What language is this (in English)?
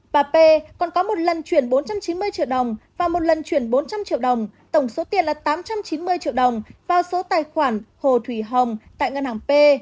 Vietnamese